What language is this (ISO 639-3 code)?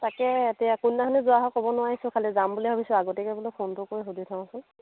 asm